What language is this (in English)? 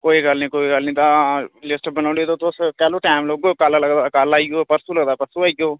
Dogri